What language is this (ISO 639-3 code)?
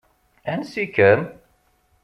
kab